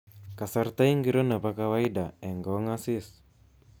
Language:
Kalenjin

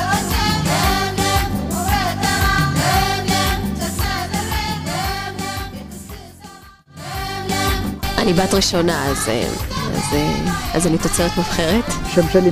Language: Hebrew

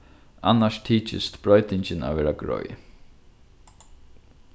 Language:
Faroese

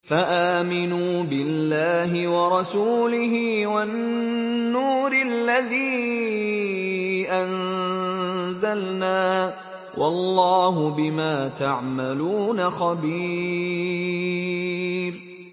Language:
Arabic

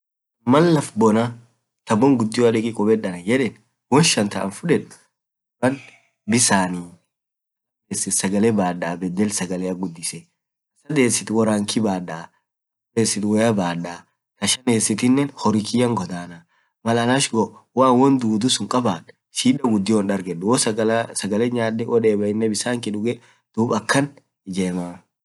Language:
Orma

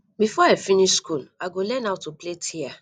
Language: Nigerian Pidgin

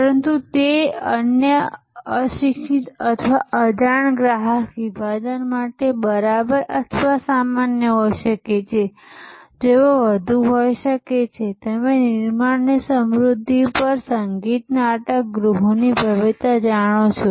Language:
Gujarati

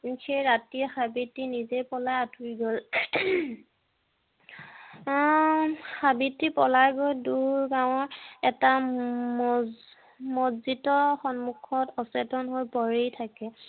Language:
Assamese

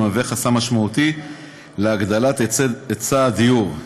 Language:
Hebrew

